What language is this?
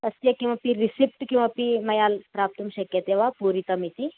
Sanskrit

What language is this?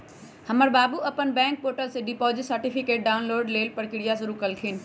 Magahi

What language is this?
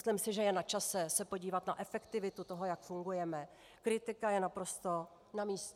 Czech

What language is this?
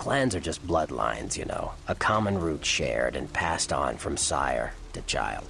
Turkish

